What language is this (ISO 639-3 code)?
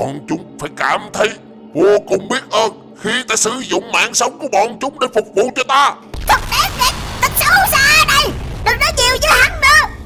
vie